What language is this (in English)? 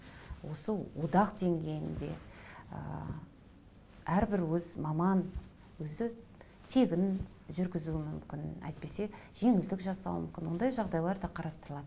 Kazakh